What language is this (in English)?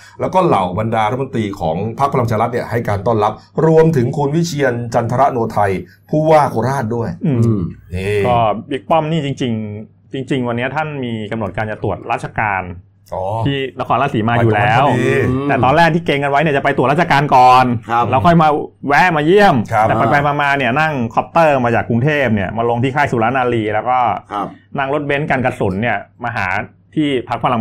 Thai